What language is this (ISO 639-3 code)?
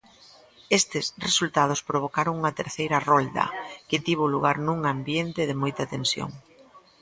glg